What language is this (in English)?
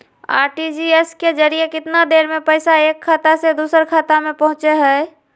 Magahi